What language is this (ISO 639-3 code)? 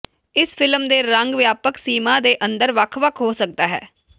pan